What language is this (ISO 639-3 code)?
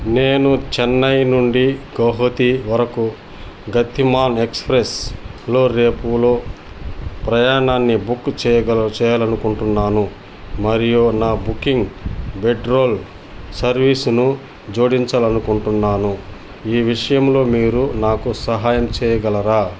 tel